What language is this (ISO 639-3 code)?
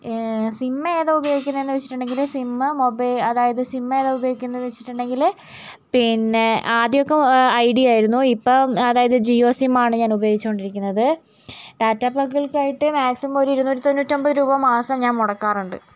mal